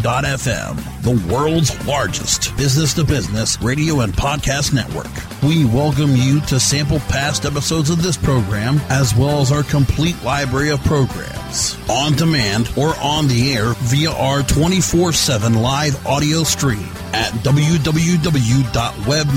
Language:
English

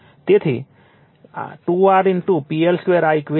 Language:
Gujarati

